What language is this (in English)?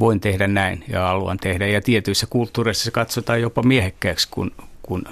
Finnish